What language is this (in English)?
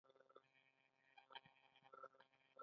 Pashto